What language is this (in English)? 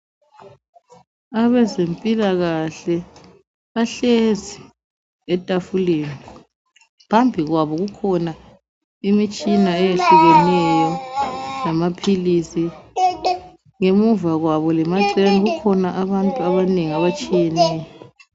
North Ndebele